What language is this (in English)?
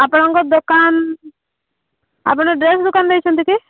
Odia